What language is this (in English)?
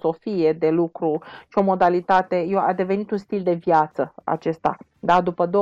Romanian